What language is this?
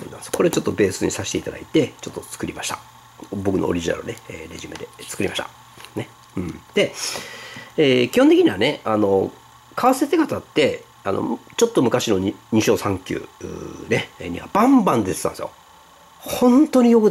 Japanese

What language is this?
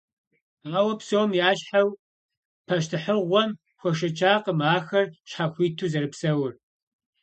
Kabardian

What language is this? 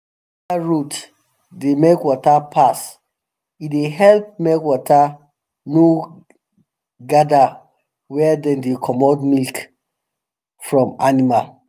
Nigerian Pidgin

